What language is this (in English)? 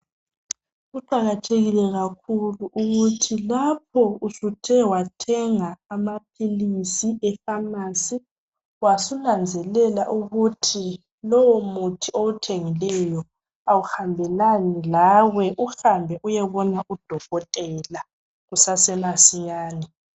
North Ndebele